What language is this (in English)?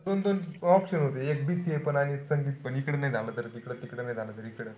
Marathi